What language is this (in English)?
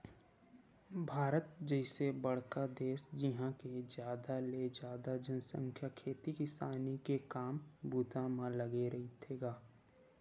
Chhattisgarhi